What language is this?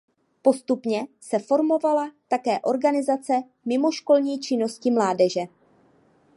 Czech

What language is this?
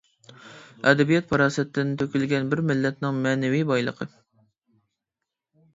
Uyghur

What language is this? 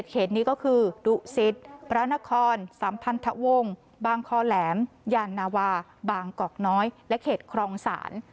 Thai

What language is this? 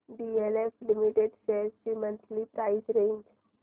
Marathi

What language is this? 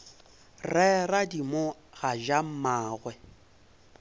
Northern Sotho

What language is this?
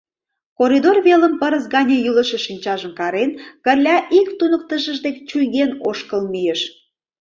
Mari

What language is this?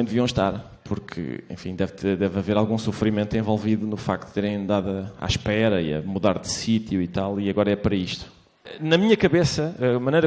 Portuguese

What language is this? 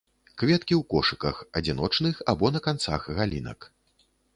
Belarusian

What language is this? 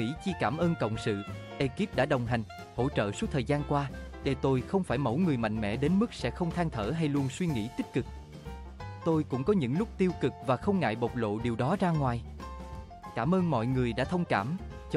Vietnamese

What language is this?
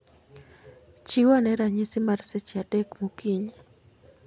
Luo (Kenya and Tanzania)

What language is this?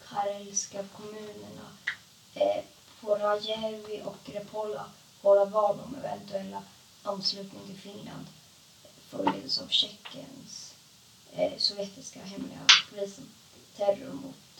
Swedish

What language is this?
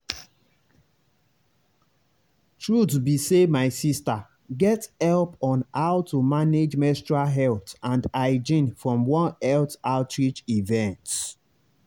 Nigerian Pidgin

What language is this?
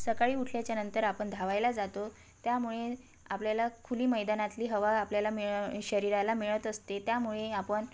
Marathi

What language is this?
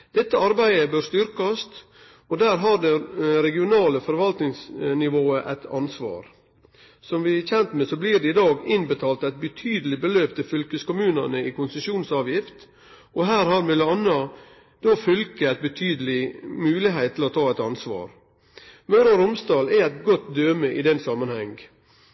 Norwegian Nynorsk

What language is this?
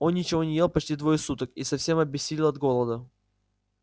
Russian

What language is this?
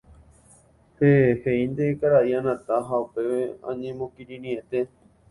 Guarani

